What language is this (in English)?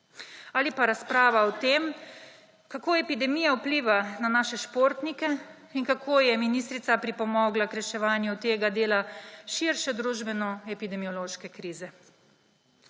Slovenian